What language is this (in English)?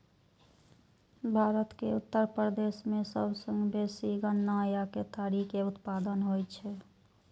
Maithili